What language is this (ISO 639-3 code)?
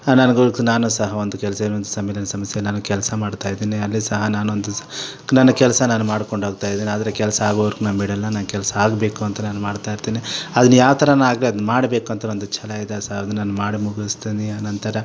kan